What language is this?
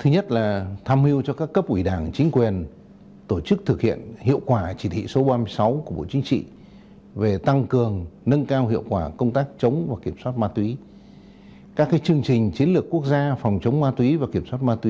Vietnamese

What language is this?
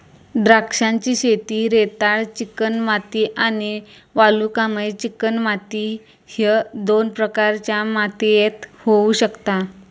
Marathi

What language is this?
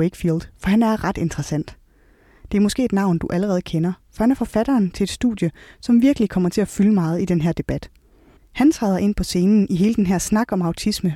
Danish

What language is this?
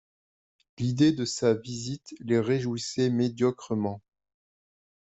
French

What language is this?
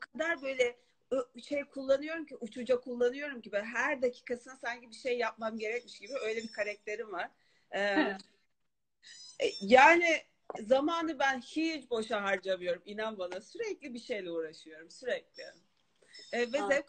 Turkish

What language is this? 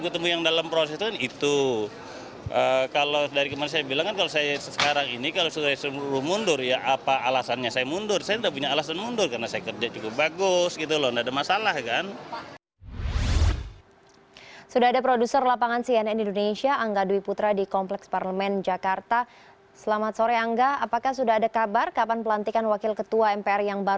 Indonesian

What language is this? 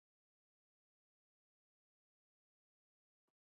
Basque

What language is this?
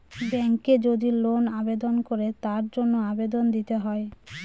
Bangla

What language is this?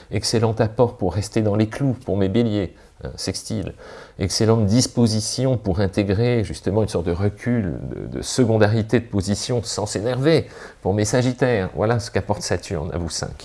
French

